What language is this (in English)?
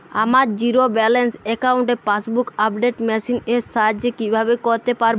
Bangla